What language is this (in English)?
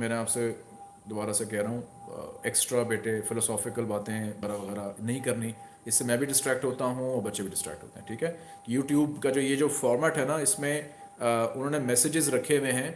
Hindi